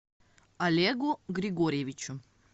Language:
Russian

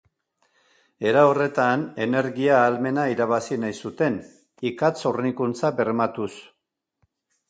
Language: Basque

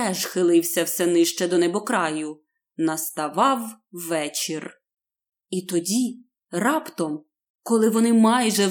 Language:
Ukrainian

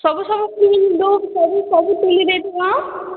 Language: Odia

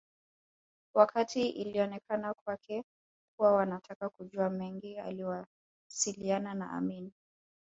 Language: Swahili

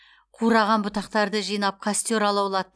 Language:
Kazakh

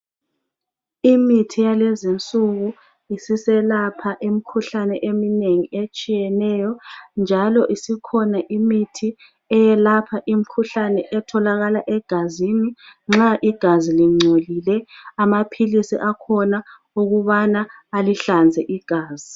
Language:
North Ndebele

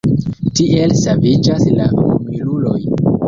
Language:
Esperanto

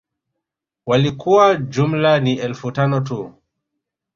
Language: Swahili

